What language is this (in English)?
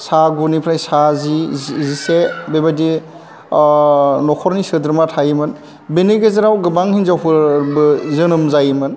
Bodo